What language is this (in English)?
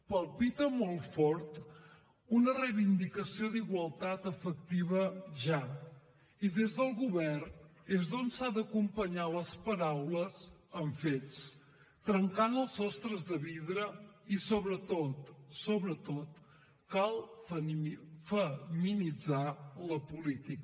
Catalan